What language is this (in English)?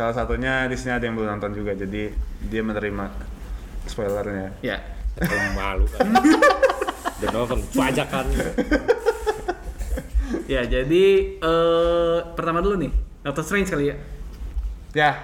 Indonesian